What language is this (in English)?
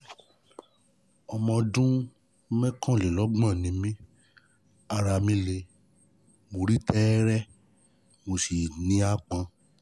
Yoruba